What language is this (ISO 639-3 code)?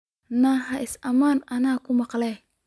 som